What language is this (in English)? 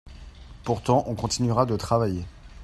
French